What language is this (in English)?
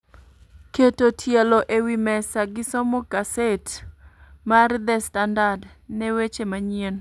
Luo (Kenya and Tanzania)